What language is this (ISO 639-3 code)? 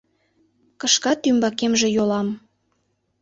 chm